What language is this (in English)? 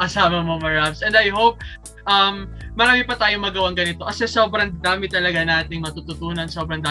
Filipino